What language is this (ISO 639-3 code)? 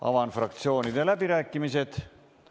est